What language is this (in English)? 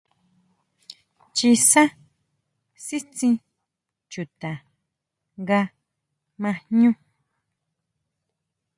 Huautla Mazatec